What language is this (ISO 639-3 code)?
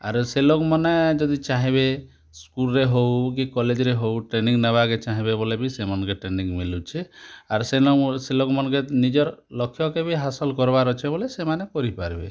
ori